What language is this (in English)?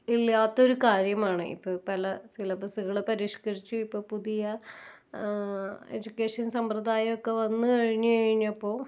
Malayalam